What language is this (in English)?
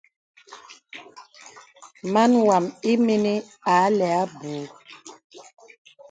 Bebele